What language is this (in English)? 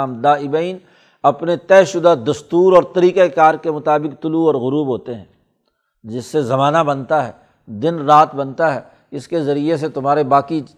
Urdu